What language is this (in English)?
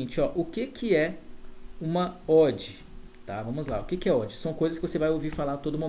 Portuguese